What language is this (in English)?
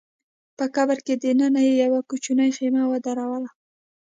Pashto